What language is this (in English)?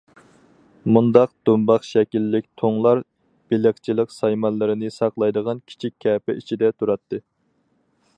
Uyghur